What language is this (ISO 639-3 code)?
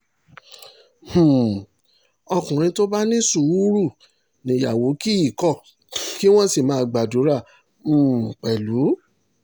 yor